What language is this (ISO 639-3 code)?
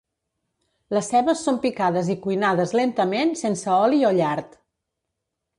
cat